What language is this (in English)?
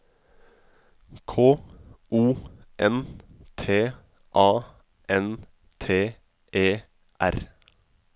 Norwegian